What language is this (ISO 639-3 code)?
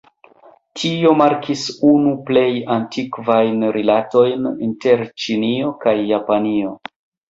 epo